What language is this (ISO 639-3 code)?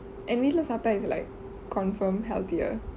eng